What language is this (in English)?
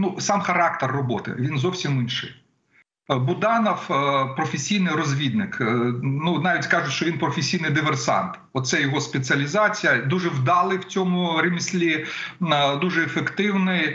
Ukrainian